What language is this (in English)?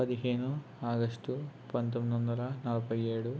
Telugu